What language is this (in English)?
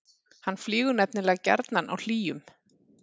Icelandic